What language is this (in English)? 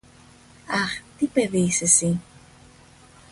Greek